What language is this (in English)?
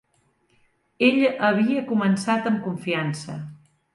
Catalan